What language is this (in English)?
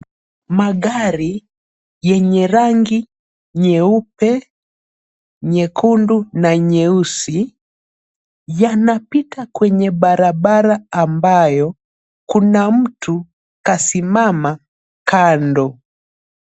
Swahili